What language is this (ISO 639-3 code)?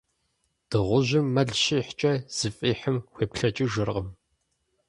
kbd